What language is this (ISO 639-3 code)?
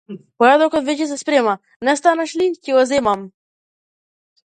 mkd